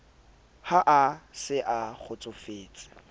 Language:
Southern Sotho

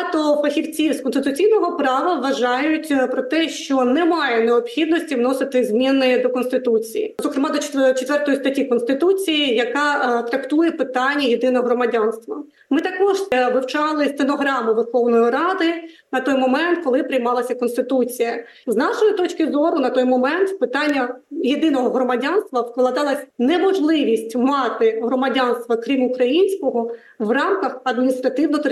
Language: Ukrainian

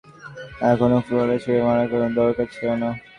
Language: Bangla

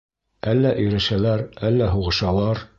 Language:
Bashkir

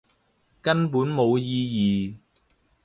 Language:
Cantonese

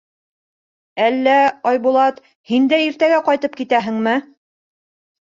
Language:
Bashkir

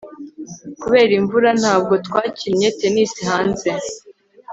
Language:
Kinyarwanda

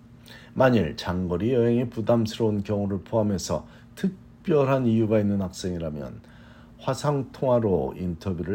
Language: Korean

